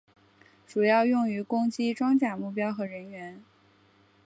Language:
Chinese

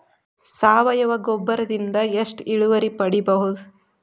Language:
Kannada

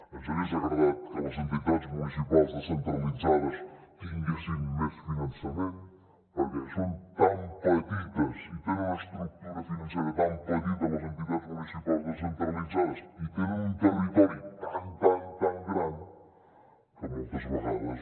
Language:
Catalan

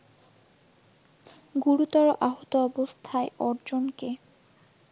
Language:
Bangla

